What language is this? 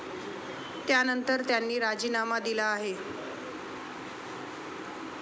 Marathi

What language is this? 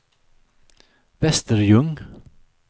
Swedish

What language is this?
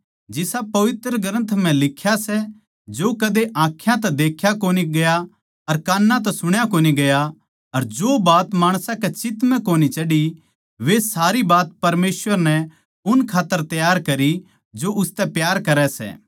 Haryanvi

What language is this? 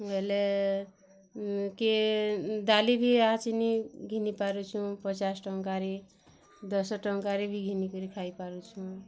Odia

